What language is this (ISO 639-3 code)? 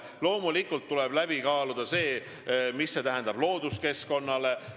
est